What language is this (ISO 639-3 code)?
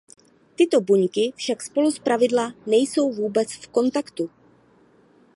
ces